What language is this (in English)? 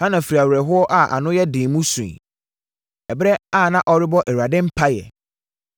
Akan